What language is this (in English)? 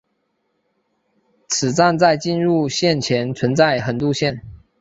Chinese